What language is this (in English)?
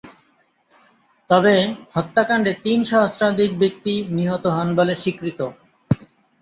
Bangla